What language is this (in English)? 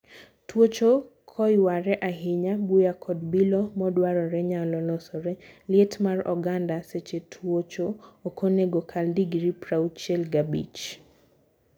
Luo (Kenya and Tanzania)